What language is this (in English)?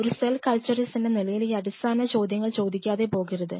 Malayalam